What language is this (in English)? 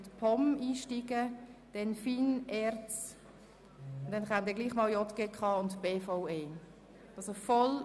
Swiss German